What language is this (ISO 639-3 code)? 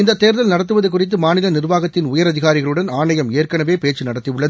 tam